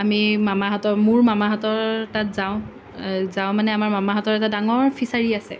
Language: Assamese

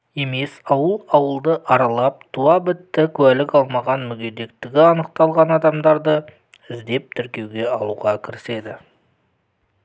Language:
Kazakh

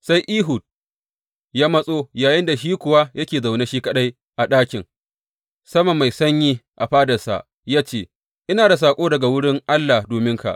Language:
Hausa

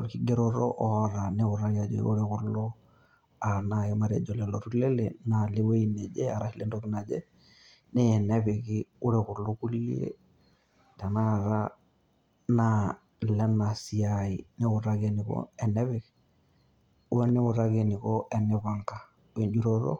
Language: Masai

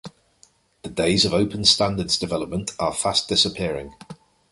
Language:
English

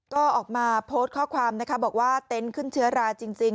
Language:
Thai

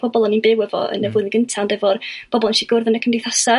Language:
Welsh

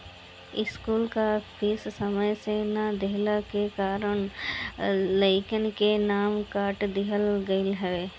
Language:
Bhojpuri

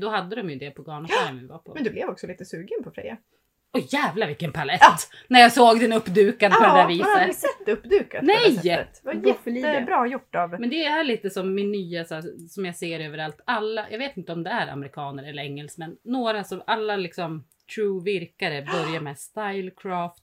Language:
Swedish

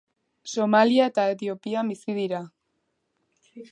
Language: Basque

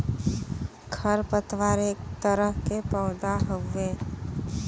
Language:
Bhojpuri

